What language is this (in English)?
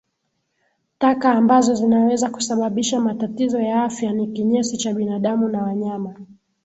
Swahili